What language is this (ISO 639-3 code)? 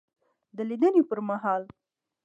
pus